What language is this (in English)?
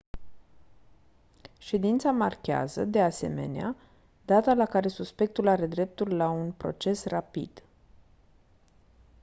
Romanian